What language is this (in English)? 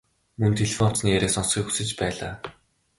Mongolian